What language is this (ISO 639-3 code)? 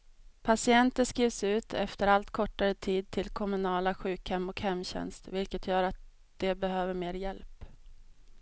swe